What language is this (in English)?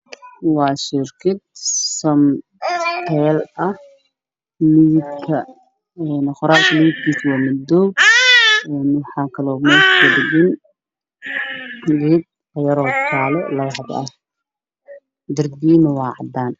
Somali